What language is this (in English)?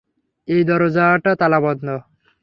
Bangla